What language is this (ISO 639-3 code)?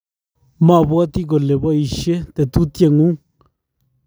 kln